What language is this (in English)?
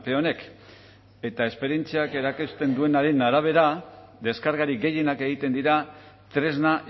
Basque